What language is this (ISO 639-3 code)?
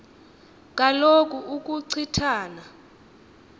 xho